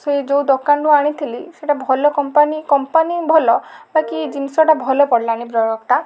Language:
Odia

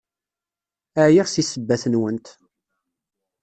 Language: Kabyle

